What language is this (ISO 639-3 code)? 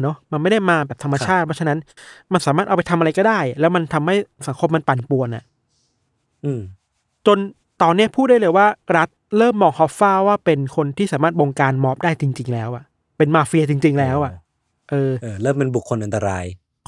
tha